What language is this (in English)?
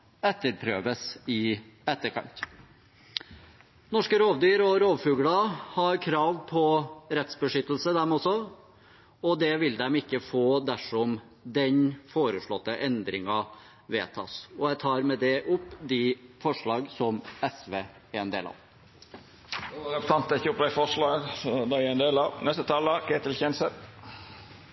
Norwegian